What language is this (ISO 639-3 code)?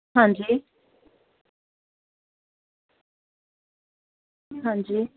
pan